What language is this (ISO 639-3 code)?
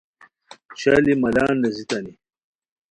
khw